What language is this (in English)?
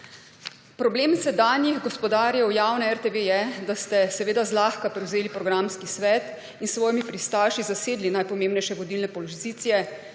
Slovenian